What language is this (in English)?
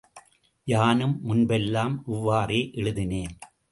Tamil